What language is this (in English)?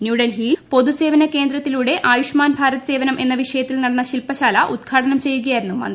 Malayalam